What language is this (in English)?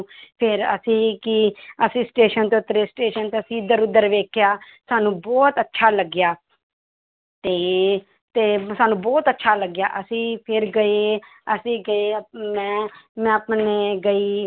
Punjabi